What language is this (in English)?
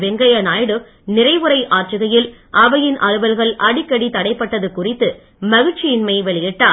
Tamil